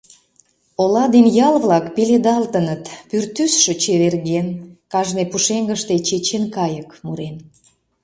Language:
Mari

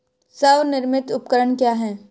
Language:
Hindi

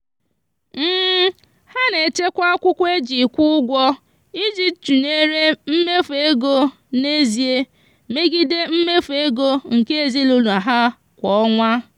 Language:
Igbo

